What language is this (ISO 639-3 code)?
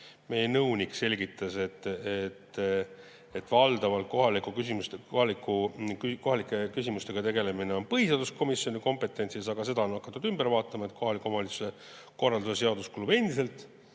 est